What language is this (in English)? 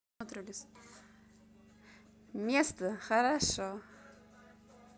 Russian